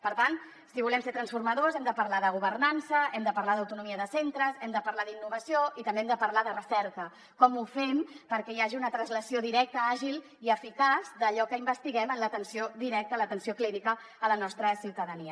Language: Catalan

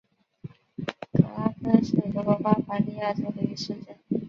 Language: Chinese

